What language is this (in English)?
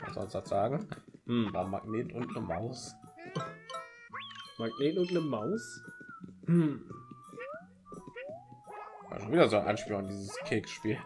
German